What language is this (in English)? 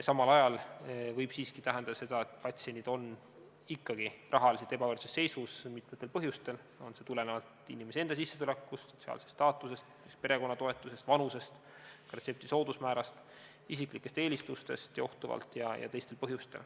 Estonian